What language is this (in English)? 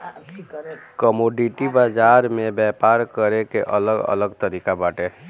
Bhojpuri